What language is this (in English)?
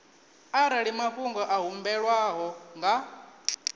Venda